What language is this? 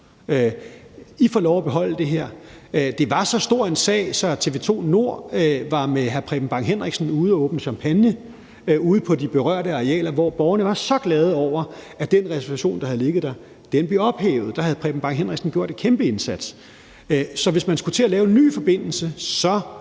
Danish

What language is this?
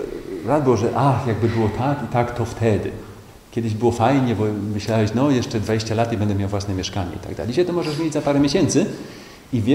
Polish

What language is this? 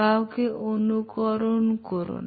Bangla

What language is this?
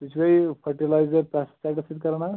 Kashmiri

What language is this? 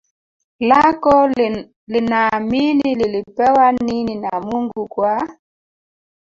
Swahili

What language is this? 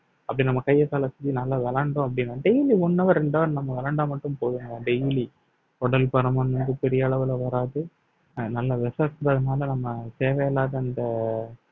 Tamil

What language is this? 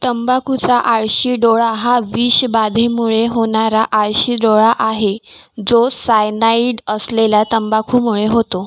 Marathi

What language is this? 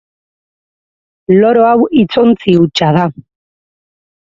Basque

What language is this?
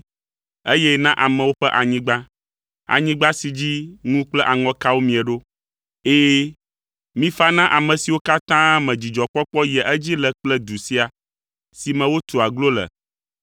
Ewe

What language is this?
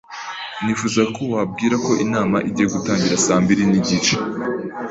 Kinyarwanda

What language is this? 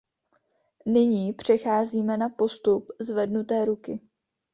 Czech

